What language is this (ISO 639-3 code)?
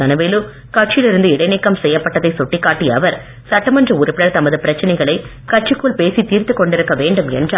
tam